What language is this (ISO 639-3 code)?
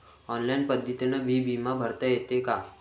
mar